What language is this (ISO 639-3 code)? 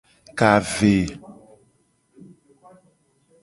gej